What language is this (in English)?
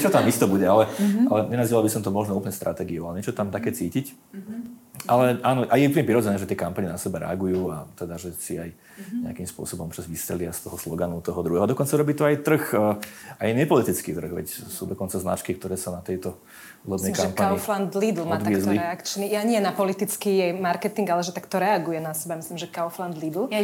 Slovak